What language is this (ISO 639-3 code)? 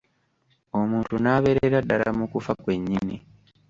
lug